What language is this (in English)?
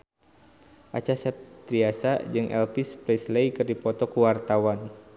Sundanese